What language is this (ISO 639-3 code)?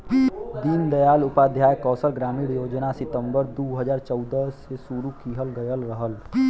bho